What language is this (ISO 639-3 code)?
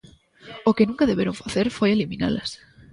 glg